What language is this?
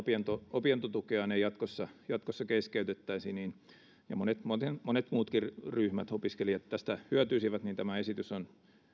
Finnish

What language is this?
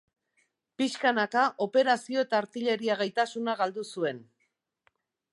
Basque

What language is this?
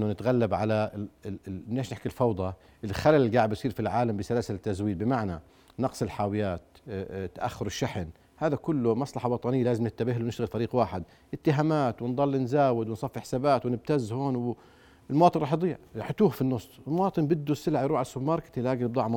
Arabic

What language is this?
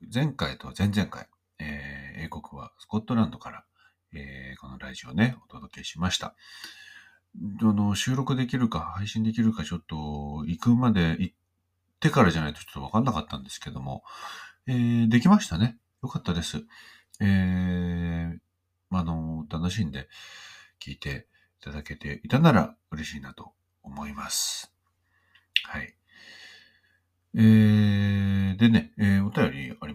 Japanese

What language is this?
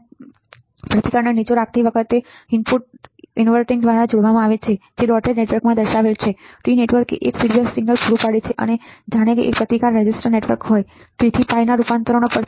Gujarati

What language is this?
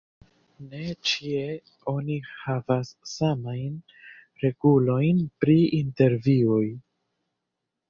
Esperanto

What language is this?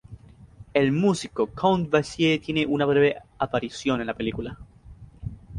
Spanish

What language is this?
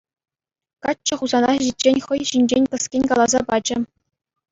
Chuvash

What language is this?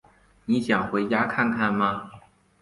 Chinese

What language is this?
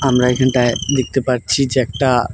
Bangla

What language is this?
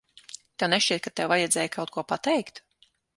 Latvian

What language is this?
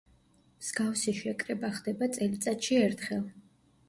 Georgian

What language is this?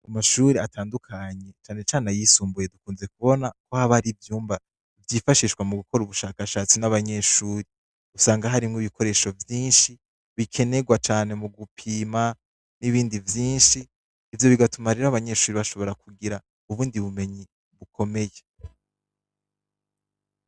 Rundi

